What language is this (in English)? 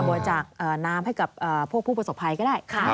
Thai